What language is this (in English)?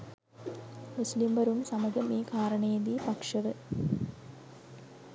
Sinhala